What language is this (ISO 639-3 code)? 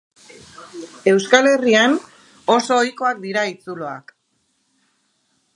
eus